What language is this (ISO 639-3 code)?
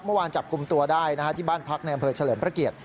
tha